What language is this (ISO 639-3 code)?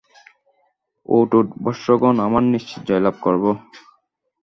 ben